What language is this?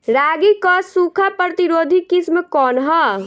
Bhojpuri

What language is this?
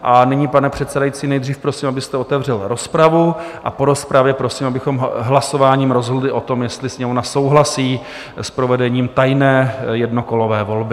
Czech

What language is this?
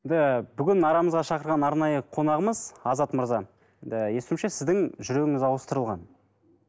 Kazakh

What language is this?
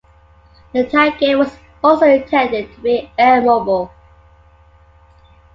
English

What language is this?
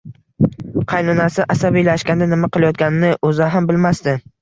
Uzbek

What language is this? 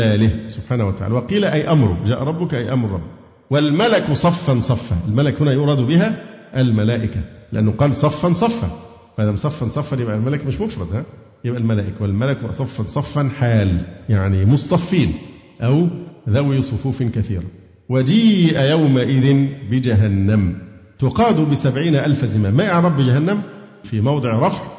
Arabic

